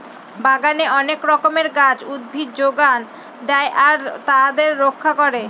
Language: Bangla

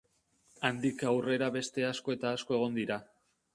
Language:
Basque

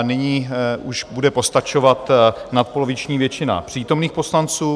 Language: Czech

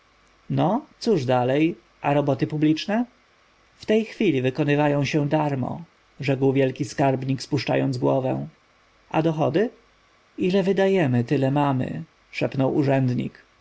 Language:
Polish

